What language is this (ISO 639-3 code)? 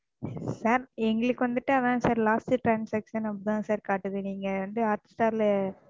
tam